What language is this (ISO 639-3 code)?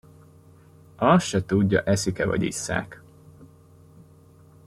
hun